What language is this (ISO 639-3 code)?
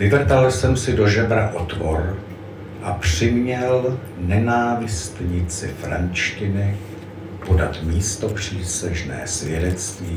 ces